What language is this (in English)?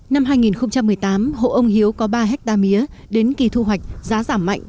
Vietnamese